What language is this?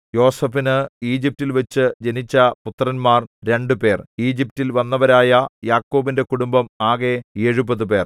Malayalam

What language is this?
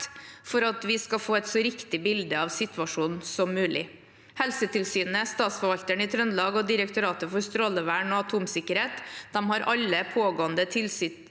Norwegian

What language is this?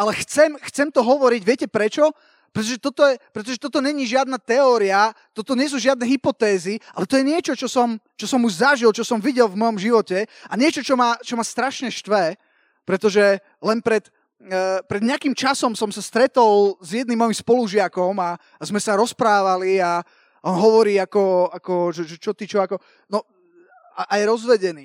Slovak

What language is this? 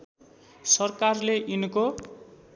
Nepali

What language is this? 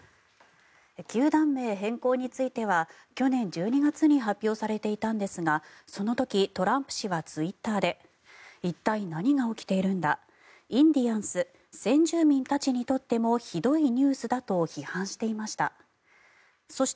Japanese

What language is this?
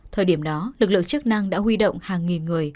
Vietnamese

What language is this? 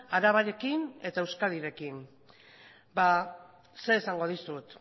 Basque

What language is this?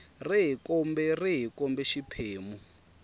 Tsonga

